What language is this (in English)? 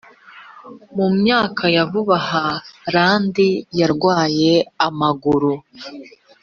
Kinyarwanda